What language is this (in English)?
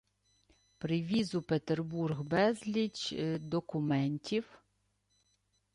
Ukrainian